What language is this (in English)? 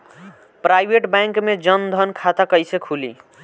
Bhojpuri